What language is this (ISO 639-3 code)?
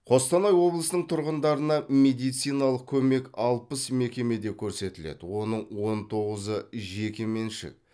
kaz